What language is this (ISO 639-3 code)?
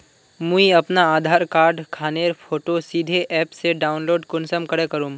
mag